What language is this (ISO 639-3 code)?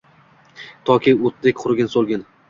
uzb